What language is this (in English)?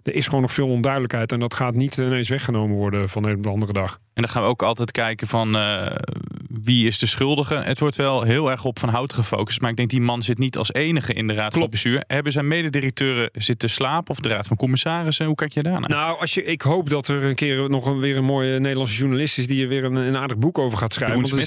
Dutch